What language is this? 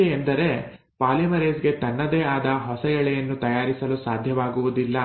Kannada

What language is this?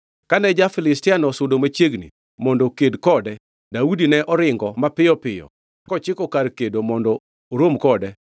Luo (Kenya and Tanzania)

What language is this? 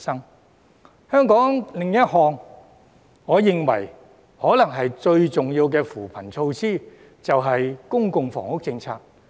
Cantonese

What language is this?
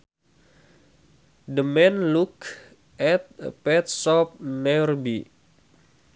Sundanese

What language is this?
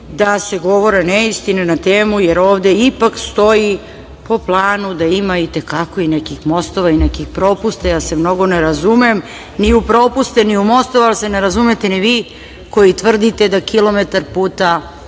Serbian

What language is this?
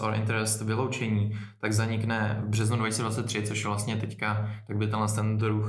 Czech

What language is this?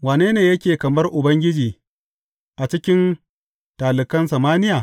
Hausa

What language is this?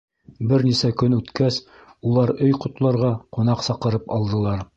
Bashkir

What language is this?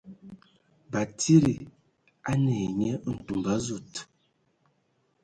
Ewondo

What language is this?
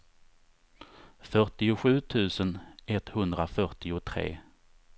Swedish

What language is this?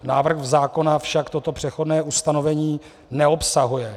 Czech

